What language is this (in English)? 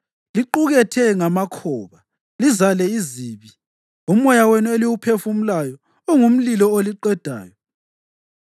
North Ndebele